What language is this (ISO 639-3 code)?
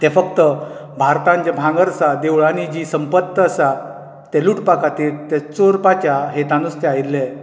kok